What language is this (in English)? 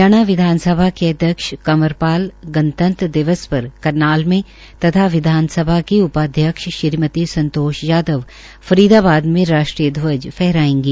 Hindi